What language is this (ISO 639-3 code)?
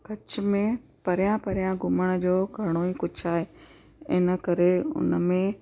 snd